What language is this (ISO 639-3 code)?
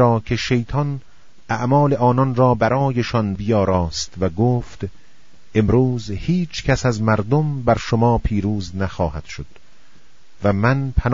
fas